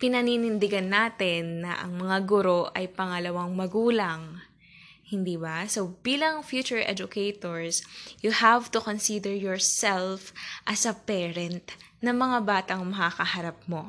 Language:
Filipino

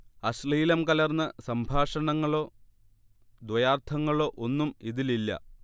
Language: Malayalam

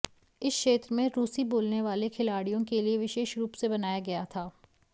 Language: Hindi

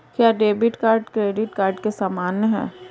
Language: Hindi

